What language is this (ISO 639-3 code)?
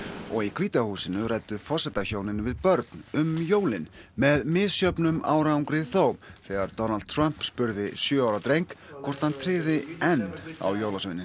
isl